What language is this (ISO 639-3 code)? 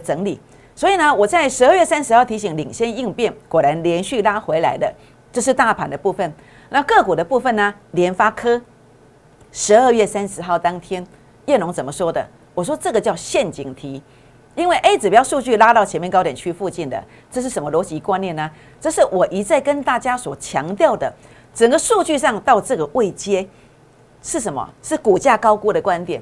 zho